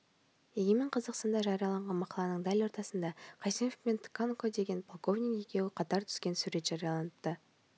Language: Kazakh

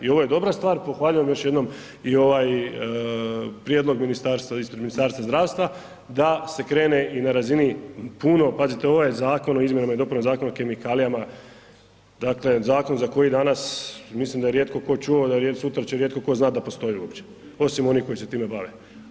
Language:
Croatian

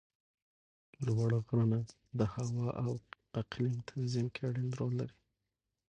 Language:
Pashto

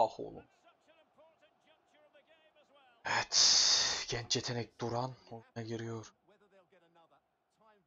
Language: Turkish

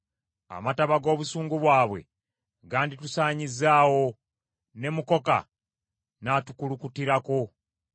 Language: Ganda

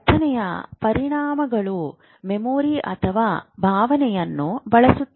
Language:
Kannada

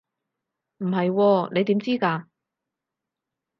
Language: Cantonese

